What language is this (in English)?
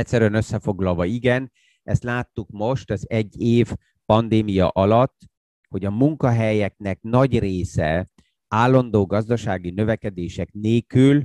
Hungarian